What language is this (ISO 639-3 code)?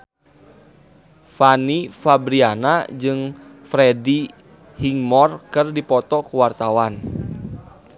sun